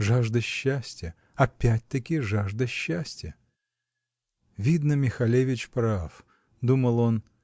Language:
Russian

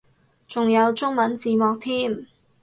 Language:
Cantonese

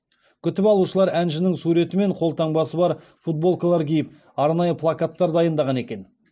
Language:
Kazakh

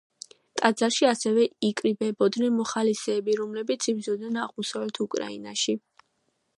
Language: Georgian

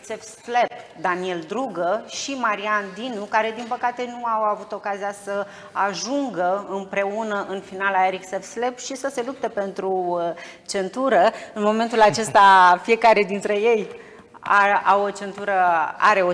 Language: Romanian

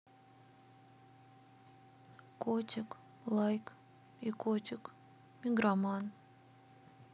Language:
Russian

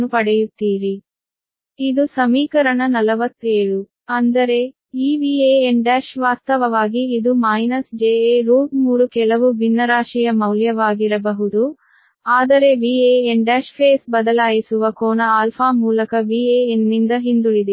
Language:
Kannada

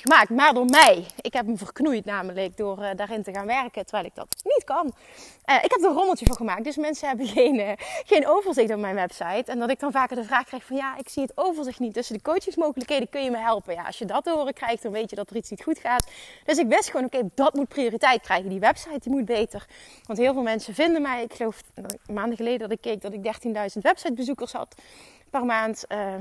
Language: Dutch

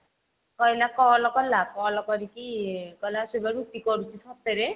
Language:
Odia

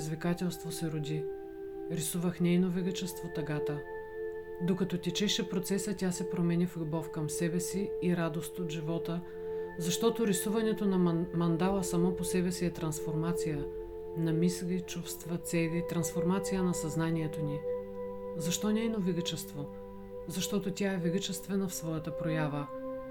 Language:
Bulgarian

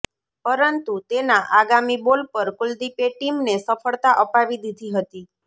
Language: Gujarati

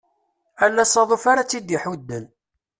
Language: Kabyle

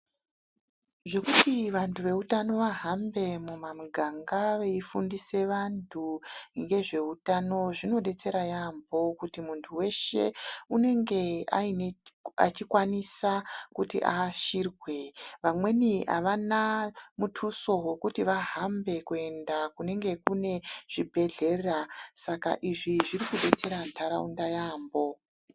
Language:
Ndau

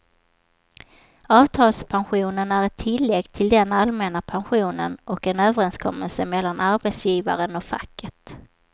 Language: Swedish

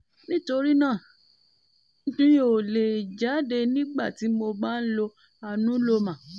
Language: Yoruba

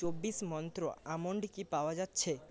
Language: Bangla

